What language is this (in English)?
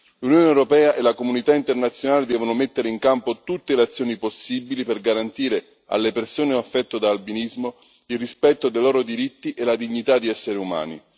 Italian